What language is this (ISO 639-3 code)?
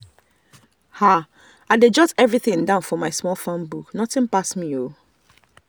pcm